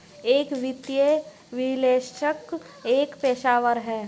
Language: Hindi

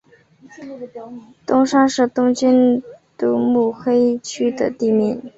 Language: Chinese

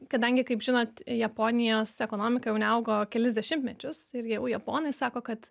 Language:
Lithuanian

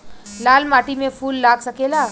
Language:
Bhojpuri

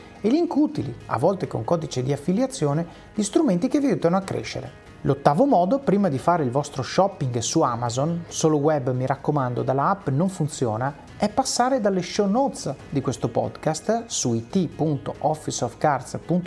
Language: Italian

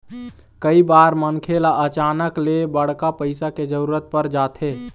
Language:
Chhattisgarhi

